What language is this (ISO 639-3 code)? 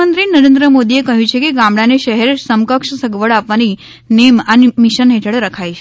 guj